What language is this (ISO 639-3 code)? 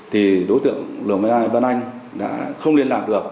vie